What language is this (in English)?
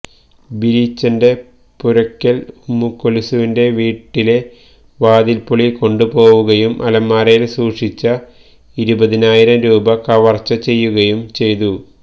Malayalam